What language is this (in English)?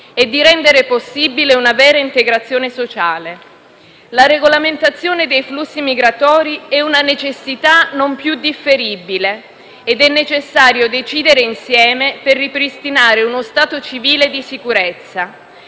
Italian